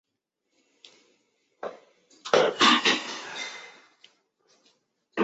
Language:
Chinese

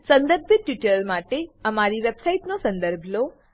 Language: Gujarati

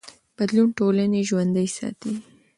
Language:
Pashto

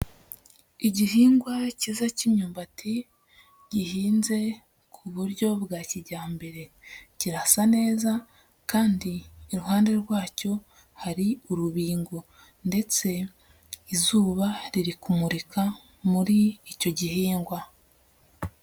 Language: Kinyarwanda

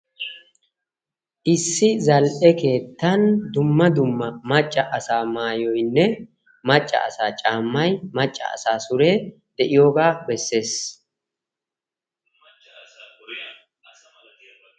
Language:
Wolaytta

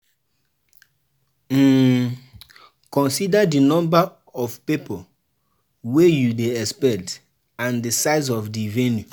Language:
Nigerian Pidgin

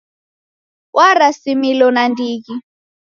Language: Taita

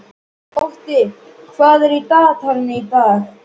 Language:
Icelandic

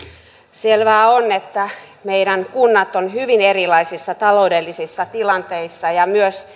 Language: Finnish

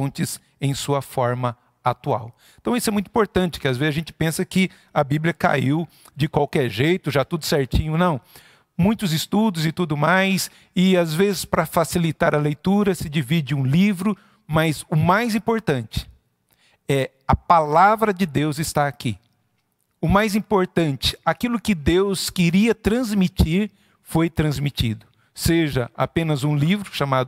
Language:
Portuguese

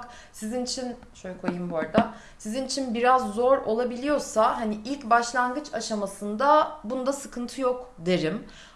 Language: Turkish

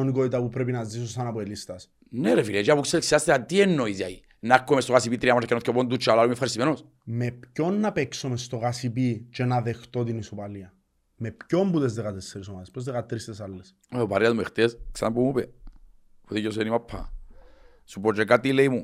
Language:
Greek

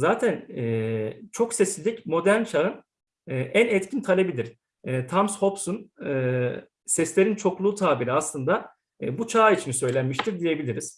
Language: Turkish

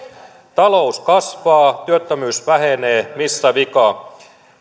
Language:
Finnish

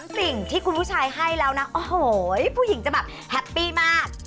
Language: Thai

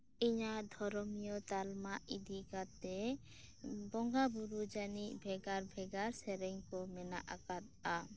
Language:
Santali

